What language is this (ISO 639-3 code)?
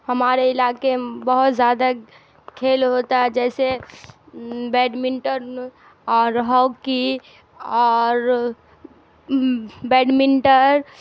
urd